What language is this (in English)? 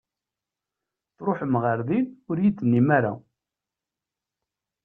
Kabyle